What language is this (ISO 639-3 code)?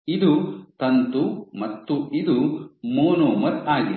kan